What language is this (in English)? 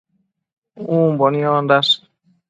Matsés